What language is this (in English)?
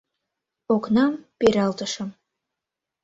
Mari